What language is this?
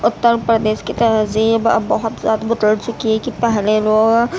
Urdu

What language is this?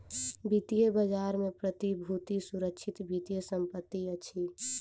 Maithili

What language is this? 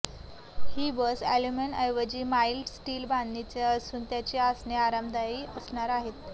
Marathi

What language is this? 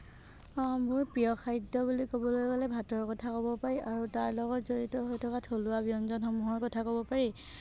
Assamese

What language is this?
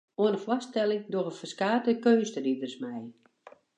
Western Frisian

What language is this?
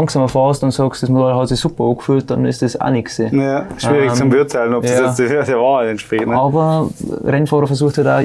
German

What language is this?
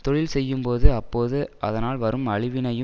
Tamil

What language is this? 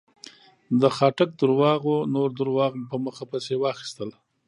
Pashto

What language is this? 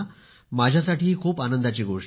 Marathi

